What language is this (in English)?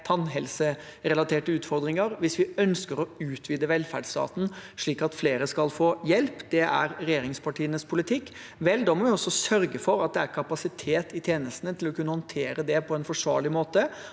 Norwegian